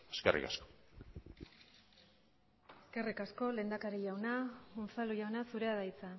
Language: Basque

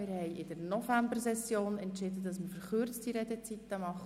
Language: Swiss German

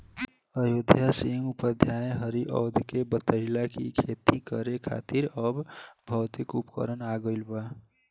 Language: Bhojpuri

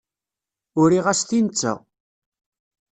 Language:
Kabyle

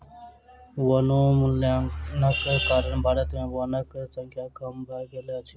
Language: Maithili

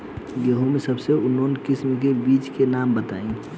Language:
Bhojpuri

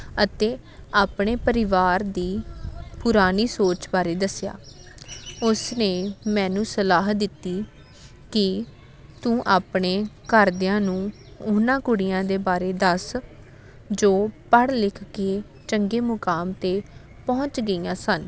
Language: Punjabi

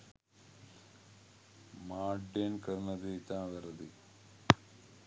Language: Sinhala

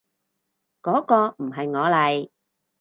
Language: Cantonese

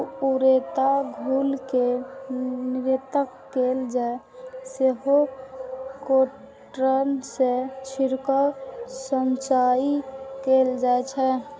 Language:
Maithili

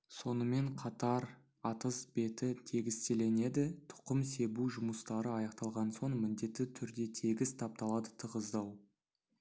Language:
Kazakh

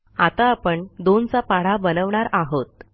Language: Marathi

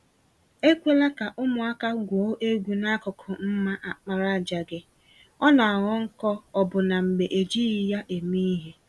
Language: Igbo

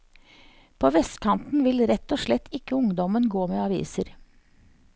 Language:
Norwegian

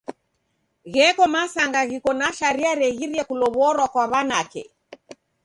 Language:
Taita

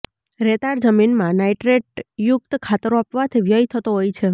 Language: Gujarati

